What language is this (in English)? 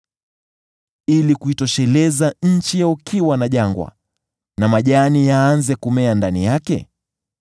Swahili